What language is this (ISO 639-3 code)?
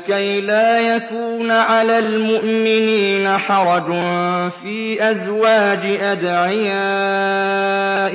ara